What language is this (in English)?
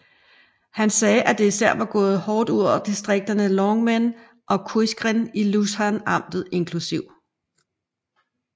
Danish